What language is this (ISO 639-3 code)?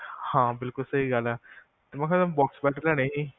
pan